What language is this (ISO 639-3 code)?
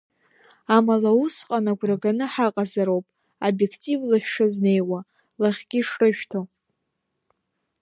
abk